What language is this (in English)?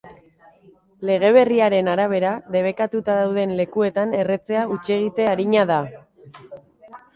Basque